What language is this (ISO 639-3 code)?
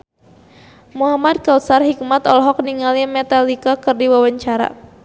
sun